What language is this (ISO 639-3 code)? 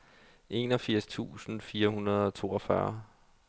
dan